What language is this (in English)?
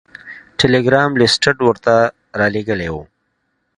Pashto